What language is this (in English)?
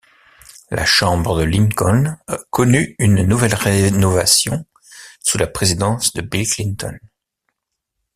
French